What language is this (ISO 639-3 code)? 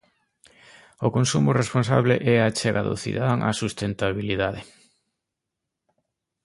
glg